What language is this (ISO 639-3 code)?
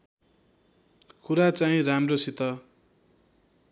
nep